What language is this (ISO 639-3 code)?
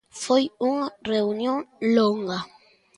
glg